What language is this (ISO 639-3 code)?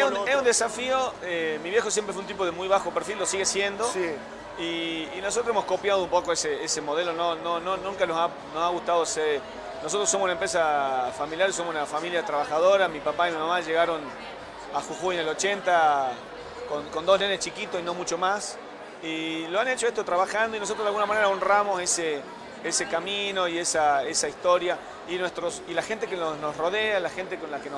spa